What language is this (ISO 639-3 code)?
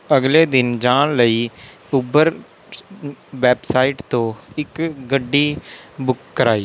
pan